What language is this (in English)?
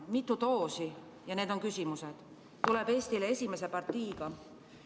Estonian